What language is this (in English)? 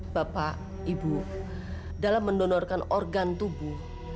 Indonesian